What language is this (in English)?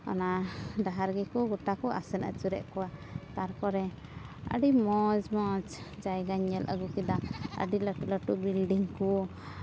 Santali